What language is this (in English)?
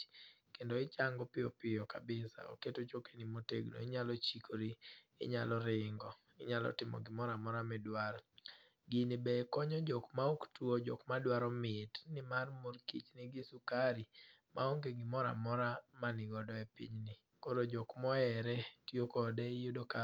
Luo (Kenya and Tanzania)